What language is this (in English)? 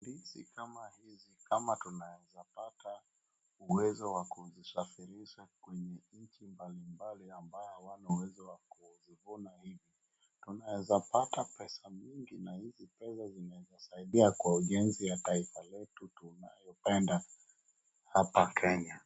Swahili